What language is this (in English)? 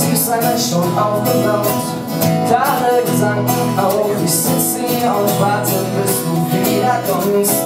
Czech